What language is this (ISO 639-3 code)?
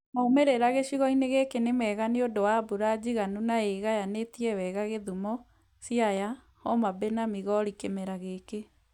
kik